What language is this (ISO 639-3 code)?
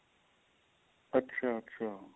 pan